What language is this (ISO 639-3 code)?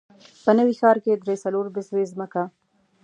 pus